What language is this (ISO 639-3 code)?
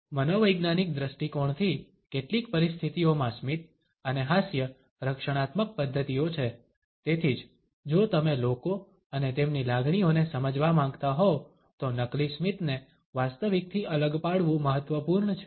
guj